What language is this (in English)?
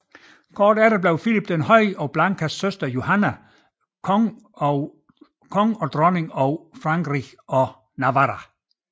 Danish